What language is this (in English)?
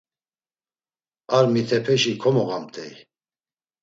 Laz